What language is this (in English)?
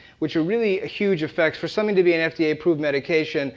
English